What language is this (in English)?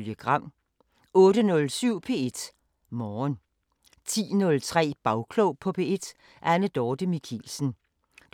Danish